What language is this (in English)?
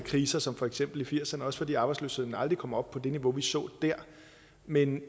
Danish